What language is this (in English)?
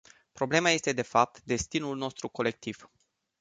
Romanian